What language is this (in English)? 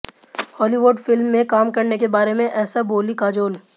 Hindi